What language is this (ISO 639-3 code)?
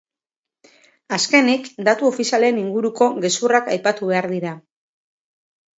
eus